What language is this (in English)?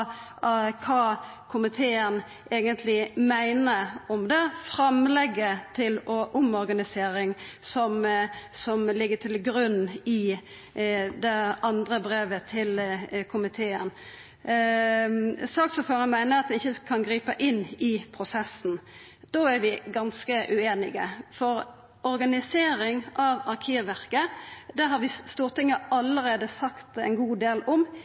Norwegian Nynorsk